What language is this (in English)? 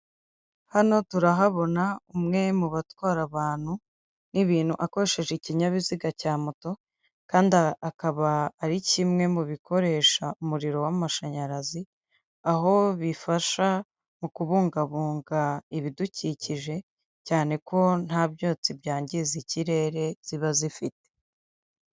Kinyarwanda